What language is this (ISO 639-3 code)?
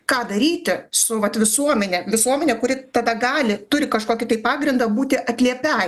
lit